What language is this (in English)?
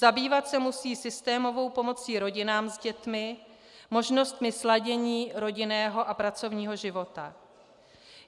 Czech